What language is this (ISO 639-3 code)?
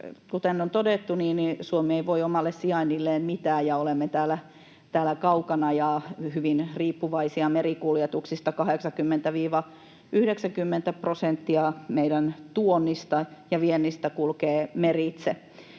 fin